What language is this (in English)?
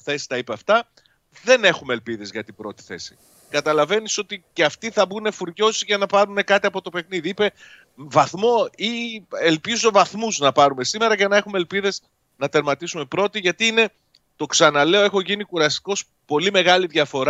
Greek